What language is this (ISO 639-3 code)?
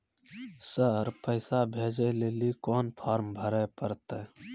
mai